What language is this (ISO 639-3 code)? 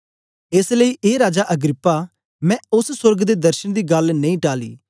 doi